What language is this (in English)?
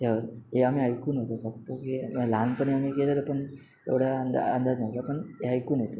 Marathi